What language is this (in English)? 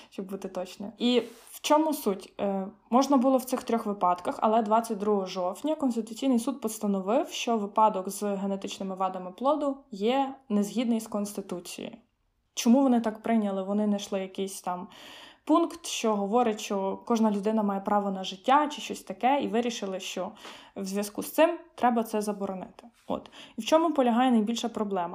Ukrainian